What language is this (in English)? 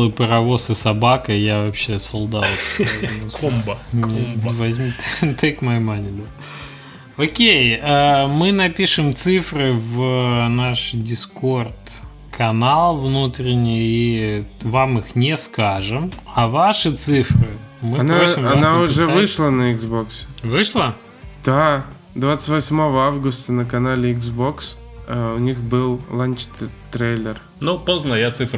Russian